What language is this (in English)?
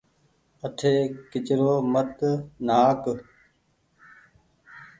Goaria